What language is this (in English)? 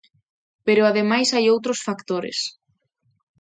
Galician